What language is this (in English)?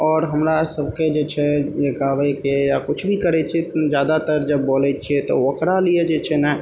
Maithili